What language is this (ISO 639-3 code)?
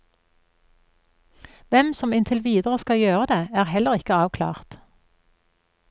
nor